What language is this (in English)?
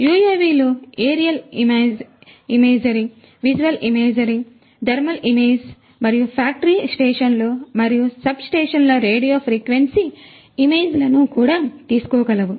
Telugu